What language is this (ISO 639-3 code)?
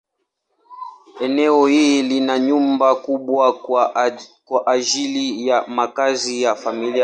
swa